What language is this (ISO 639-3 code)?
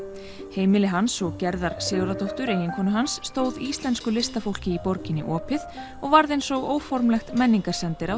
isl